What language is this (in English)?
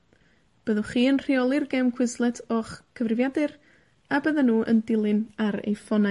Welsh